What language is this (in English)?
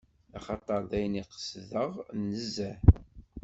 Kabyle